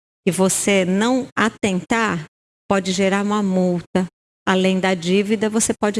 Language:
Portuguese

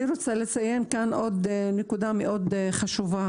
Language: Hebrew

